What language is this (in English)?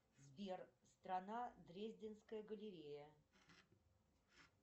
Russian